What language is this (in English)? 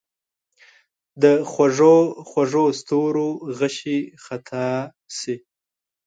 Pashto